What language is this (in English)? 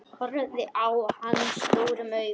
Icelandic